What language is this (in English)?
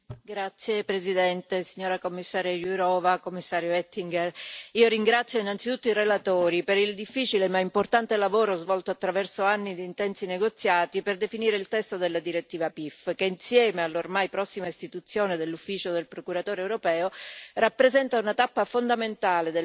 Italian